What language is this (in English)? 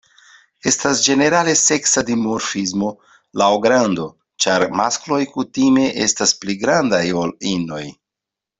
Esperanto